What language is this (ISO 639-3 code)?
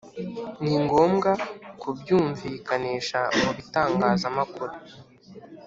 kin